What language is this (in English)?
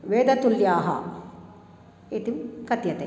Sanskrit